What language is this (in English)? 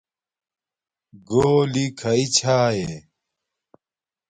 Domaaki